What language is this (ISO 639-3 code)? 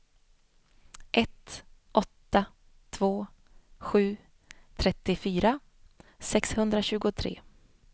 swe